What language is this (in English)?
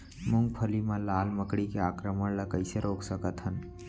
Chhattisgarhi